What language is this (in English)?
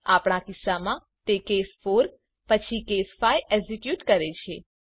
Gujarati